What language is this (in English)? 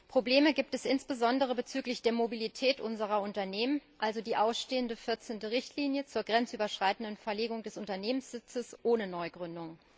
German